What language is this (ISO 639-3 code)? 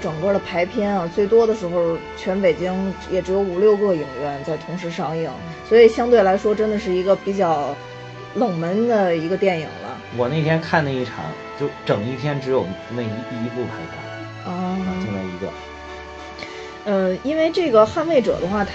zho